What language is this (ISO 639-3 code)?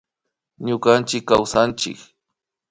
qvi